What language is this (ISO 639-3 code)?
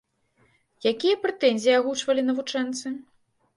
bel